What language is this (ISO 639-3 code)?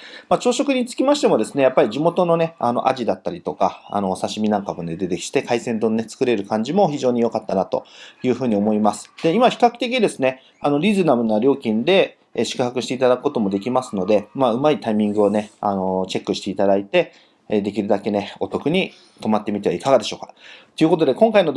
jpn